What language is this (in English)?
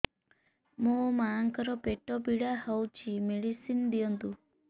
Odia